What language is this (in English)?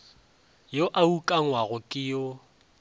Northern Sotho